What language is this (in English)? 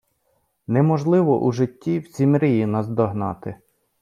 Ukrainian